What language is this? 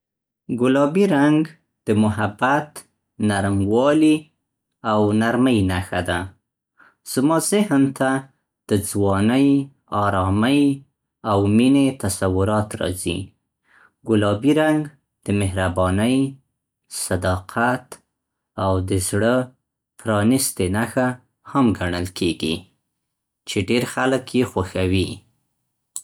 Central Pashto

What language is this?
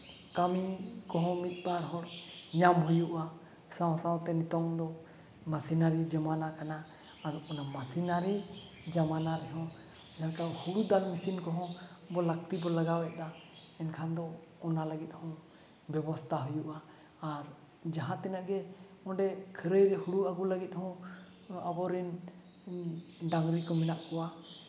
Santali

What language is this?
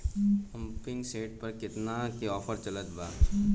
Bhojpuri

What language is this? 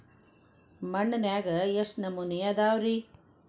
Kannada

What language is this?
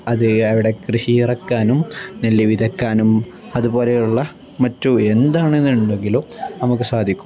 Malayalam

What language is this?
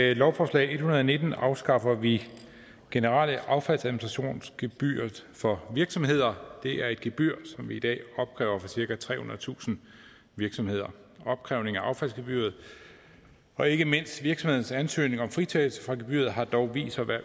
Danish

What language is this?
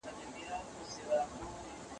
Pashto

